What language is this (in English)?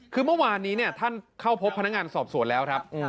Thai